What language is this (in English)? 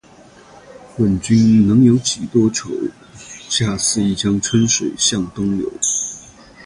Chinese